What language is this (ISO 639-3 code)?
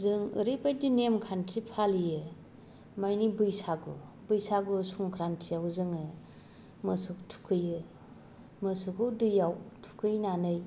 brx